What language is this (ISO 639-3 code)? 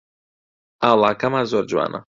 ckb